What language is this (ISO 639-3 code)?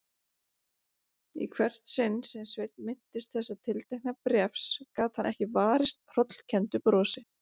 isl